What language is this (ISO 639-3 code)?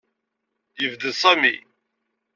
kab